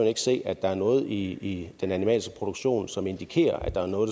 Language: Danish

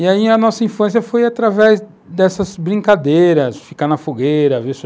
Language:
Portuguese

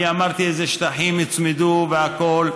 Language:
Hebrew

